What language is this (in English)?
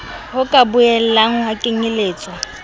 Southern Sotho